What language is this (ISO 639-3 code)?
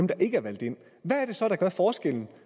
dan